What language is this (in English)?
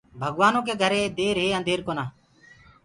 Gurgula